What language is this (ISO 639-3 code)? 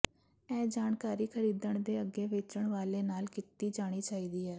pan